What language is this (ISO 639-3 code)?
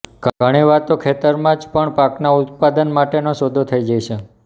guj